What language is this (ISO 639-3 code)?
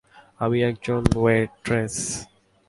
ben